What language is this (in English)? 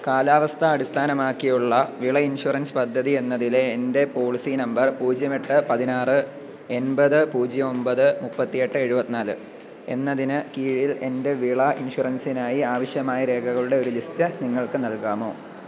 Malayalam